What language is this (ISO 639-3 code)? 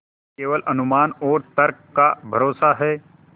hin